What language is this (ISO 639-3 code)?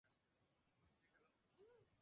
spa